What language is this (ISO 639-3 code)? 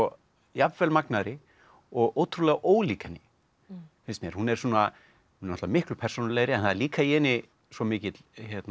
isl